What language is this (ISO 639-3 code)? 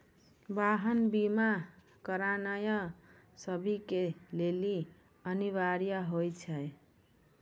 mai